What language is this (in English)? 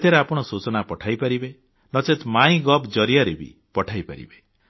Odia